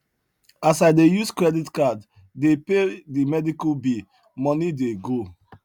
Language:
Nigerian Pidgin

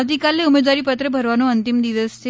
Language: Gujarati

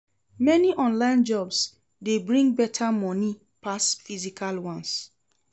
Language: Nigerian Pidgin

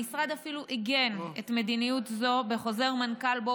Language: Hebrew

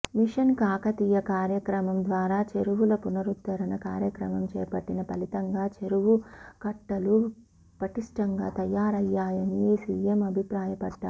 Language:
Telugu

